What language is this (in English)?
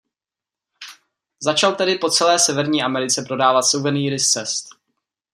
Czech